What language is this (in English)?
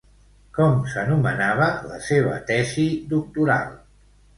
Catalan